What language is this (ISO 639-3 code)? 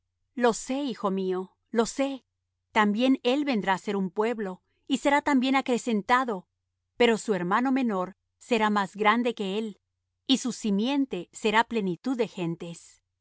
spa